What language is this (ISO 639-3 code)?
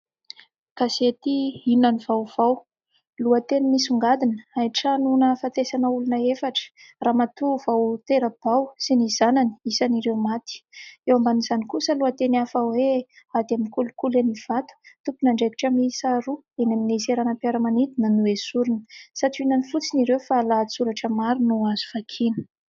mlg